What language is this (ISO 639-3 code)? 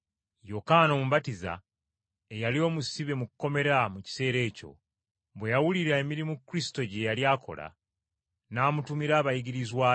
lug